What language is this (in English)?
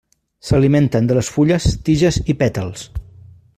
Catalan